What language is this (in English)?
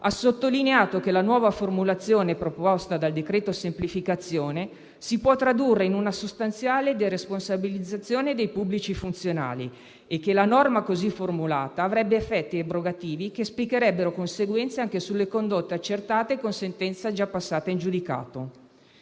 Italian